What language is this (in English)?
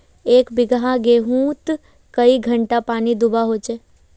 Magahi